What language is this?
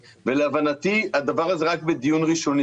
Hebrew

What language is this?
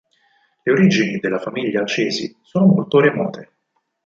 Italian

